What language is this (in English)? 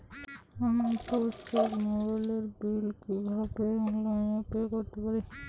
Bangla